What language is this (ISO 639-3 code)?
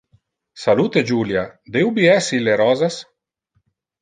ina